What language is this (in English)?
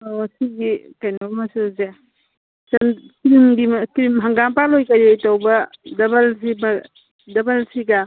Manipuri